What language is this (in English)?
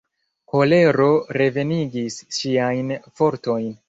Esperanto